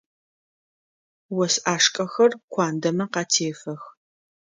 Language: Adyghe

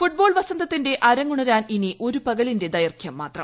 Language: Malayalam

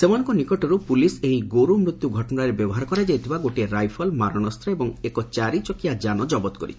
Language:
Odia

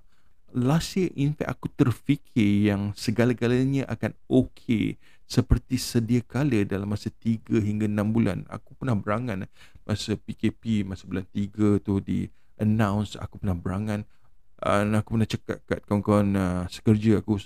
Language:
Malay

